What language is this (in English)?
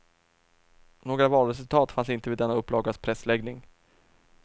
Swedish